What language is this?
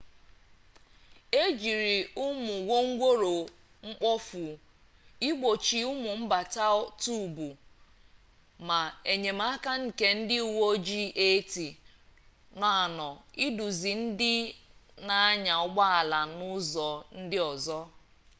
Igbo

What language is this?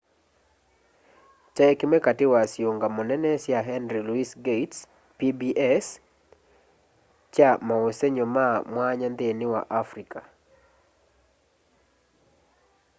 Kamba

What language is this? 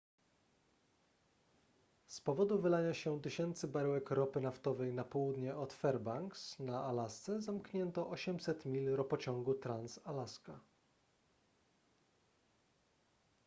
Polish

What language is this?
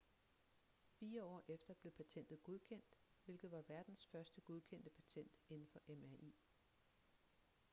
Danish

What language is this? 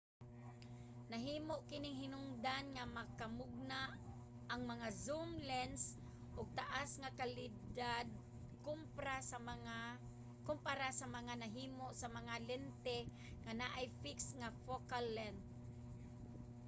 Cebuano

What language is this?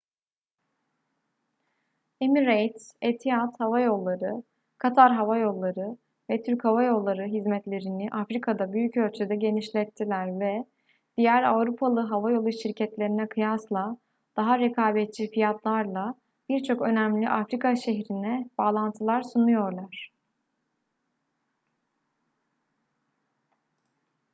Turkish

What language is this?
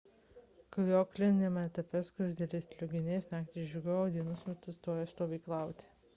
Lithuanian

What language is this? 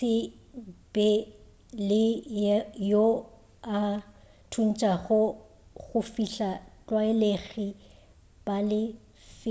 Northern Sotho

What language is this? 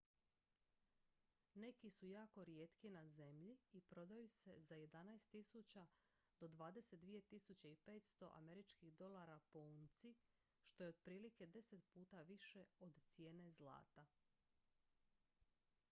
Croatian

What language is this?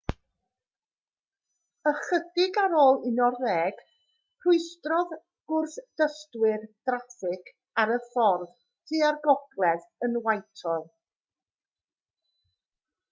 Welsh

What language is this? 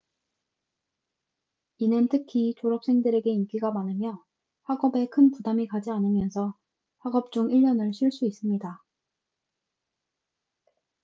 Korean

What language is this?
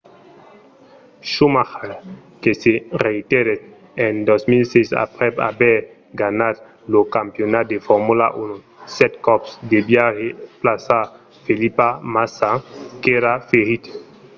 Occitan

